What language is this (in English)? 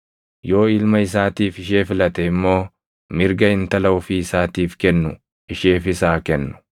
Oromo